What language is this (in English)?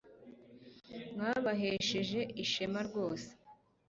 Kinyarwanda